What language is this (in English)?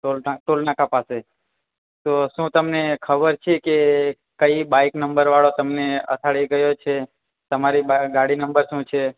Gujarati